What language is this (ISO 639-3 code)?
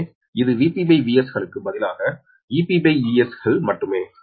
tam